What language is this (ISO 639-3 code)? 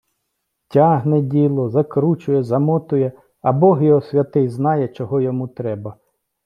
ukr